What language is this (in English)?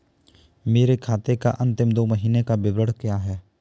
Hindi